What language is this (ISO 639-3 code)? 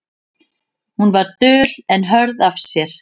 isl